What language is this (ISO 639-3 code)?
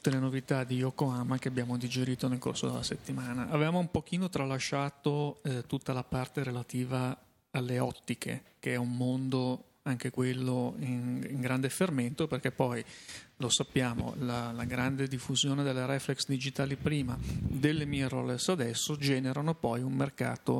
ita